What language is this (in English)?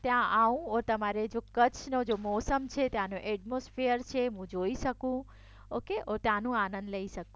Gujarati